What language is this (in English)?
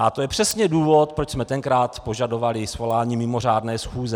Czech